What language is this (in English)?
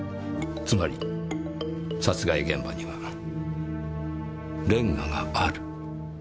Japanese